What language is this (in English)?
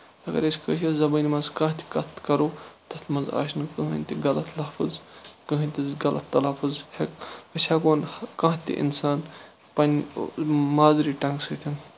Kashmiri